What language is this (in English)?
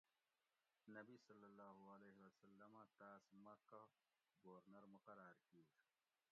Gawri